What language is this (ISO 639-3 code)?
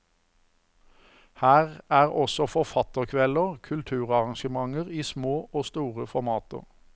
nor